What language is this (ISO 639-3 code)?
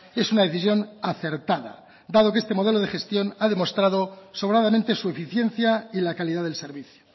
spa